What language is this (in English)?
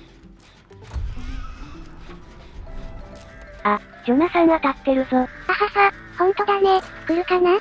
Japanese